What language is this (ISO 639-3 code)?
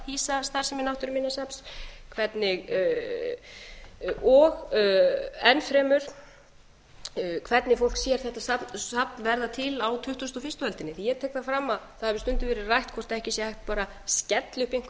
isl